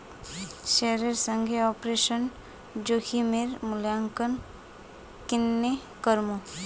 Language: Magahi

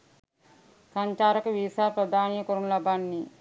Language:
Sinhala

